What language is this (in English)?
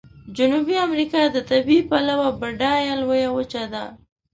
Pashto